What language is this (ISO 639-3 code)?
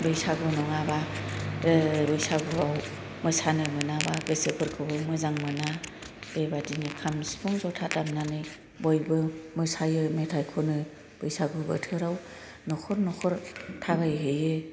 brx